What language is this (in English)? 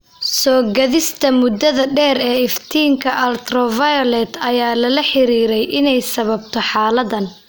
Somali